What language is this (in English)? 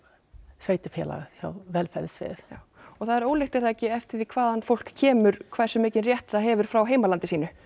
Icelandic